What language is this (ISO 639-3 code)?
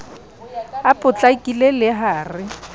sot